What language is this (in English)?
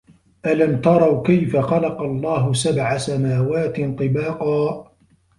Arabic